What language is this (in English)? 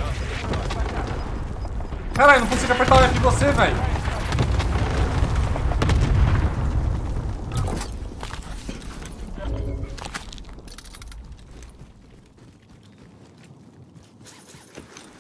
Portuguese